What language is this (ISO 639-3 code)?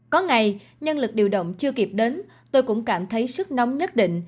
vie